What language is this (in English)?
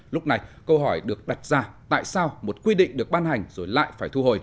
Vietnamese